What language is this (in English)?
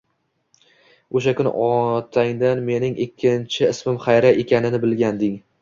Uzbek